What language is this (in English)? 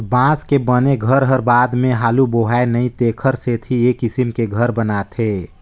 Chhattisgarhi